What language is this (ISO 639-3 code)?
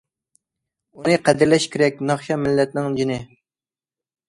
uig